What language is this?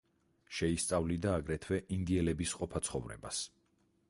Georgian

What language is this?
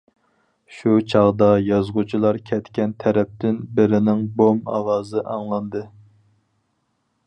Uyghur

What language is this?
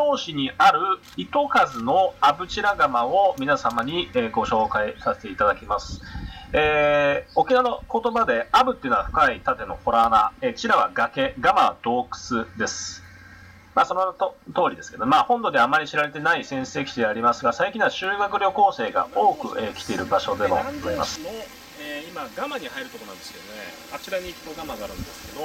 Japanese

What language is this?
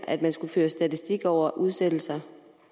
Danish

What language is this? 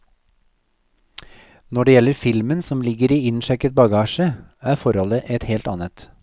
Norwegian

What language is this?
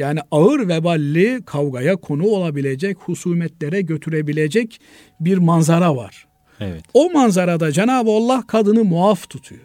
Turkish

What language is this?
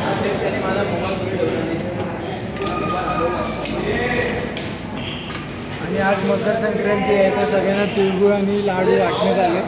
Marathi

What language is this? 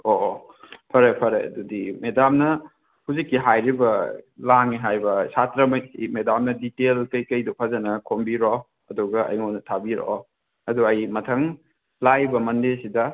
Manipuri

